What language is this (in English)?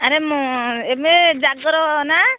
Odia